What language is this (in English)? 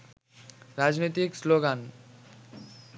Bangla